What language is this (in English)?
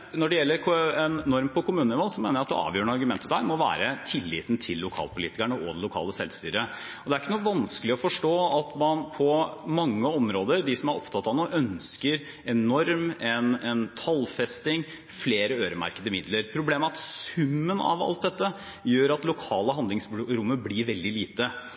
Norwegian Bokmål